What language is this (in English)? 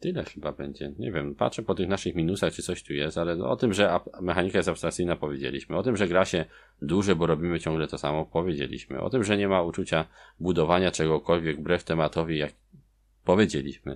Polish